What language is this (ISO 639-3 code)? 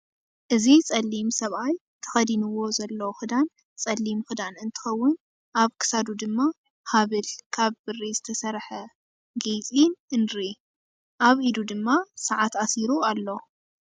tir